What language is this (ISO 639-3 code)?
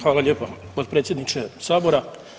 hrv